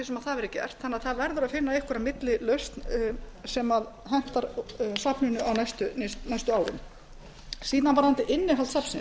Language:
Icelandic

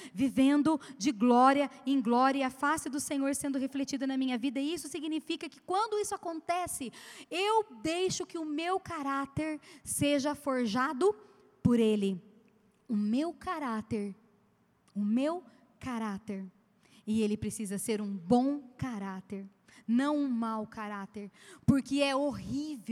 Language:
Portuguese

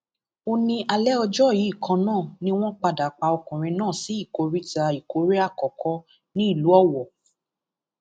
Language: Yoruba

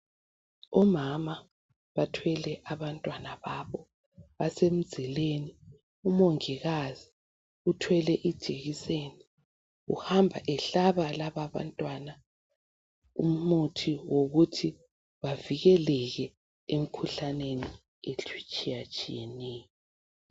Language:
North Ndebele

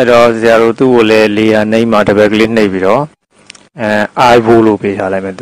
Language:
Korean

